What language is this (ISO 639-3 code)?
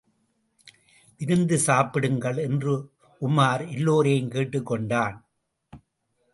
tam